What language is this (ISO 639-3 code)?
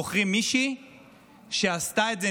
heb